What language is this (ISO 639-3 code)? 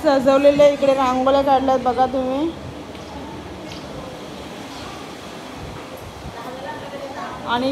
hin